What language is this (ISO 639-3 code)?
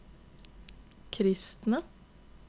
nor